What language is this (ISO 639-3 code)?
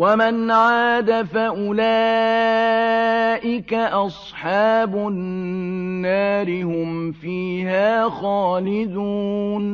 ara